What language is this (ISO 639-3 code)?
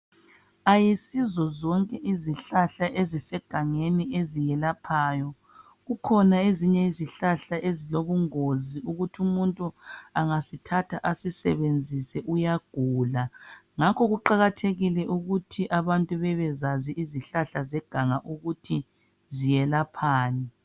nde